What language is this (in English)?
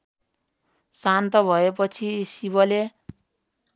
Nepali